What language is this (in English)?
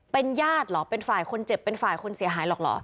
Thai